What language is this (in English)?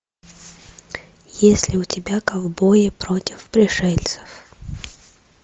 Russian